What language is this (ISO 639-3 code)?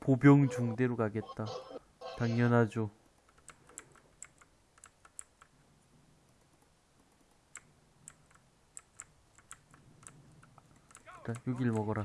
kor